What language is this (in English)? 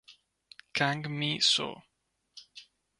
Italian